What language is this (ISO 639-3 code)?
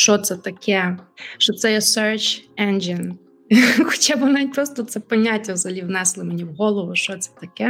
ukr